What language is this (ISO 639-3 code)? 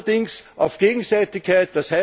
deu